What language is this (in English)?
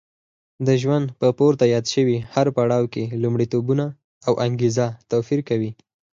Pashto